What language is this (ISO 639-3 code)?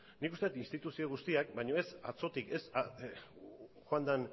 eus